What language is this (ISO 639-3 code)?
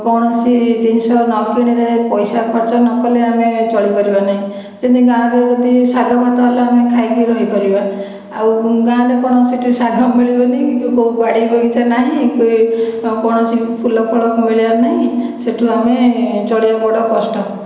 ori